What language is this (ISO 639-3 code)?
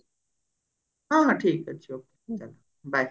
ori